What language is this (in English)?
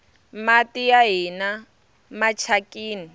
Tsonga